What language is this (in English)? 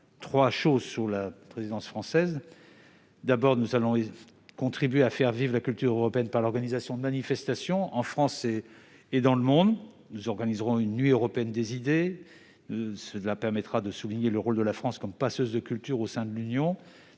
French